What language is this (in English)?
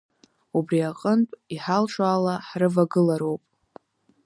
Abkhazian